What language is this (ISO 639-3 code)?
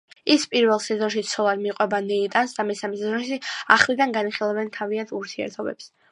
kat